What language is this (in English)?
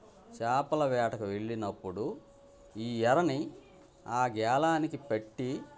Telugu